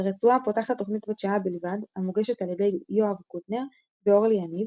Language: Hebrew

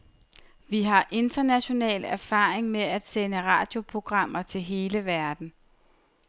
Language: Danish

